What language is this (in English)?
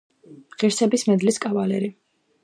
Georgian